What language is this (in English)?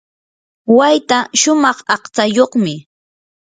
Yanahuanca Pasco Quechua